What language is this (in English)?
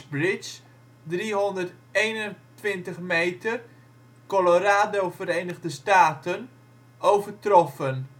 Dutch